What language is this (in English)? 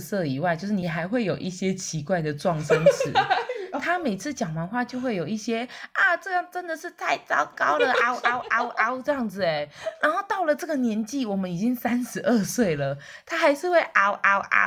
Chinese